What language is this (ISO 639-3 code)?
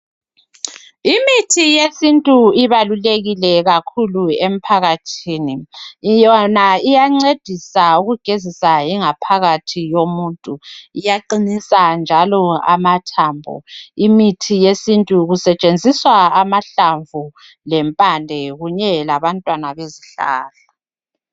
nde